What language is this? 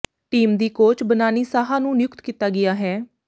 Punjabi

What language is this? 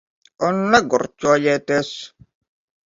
Latvian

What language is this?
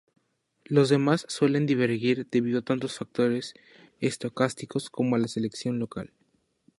Spanish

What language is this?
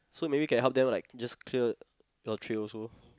English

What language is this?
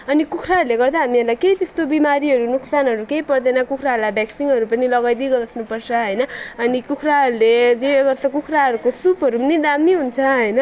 Nepali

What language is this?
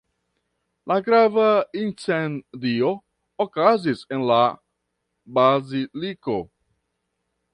Esperanto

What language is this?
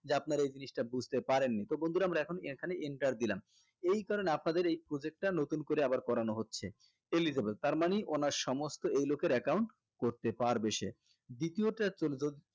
Bangla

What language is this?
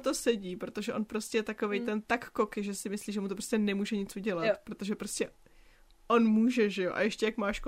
Czech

